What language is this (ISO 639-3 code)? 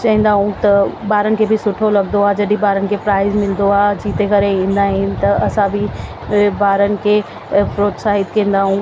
snd